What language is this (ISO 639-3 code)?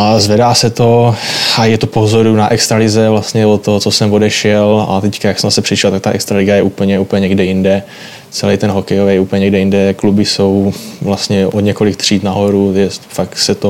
ces